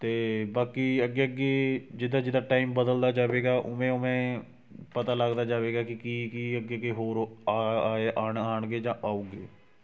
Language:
Punjabi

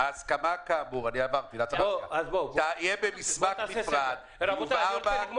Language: Hebrew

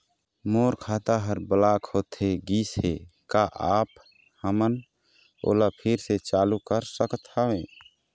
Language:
Chhattisgarhi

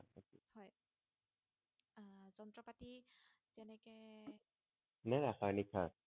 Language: Assamese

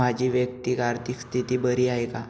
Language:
Marathi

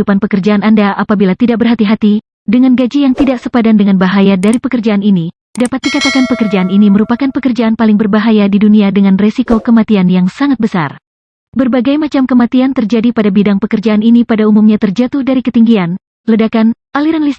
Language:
Indonesian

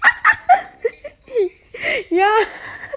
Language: English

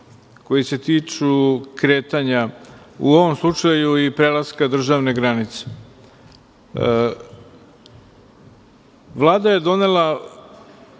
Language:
Serbian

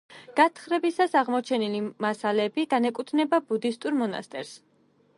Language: Georgian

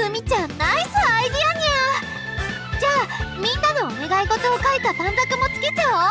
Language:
Japanese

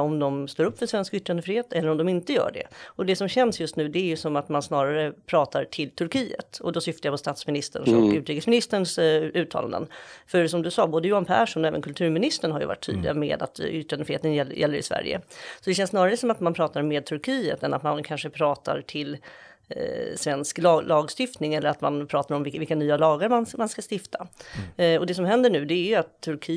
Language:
Swedish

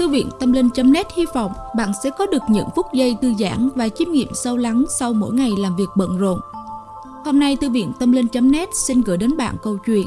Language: Vietnamese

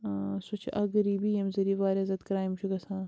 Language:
Kashmiri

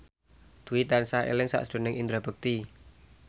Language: Javanese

